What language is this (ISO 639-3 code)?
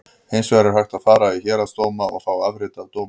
isl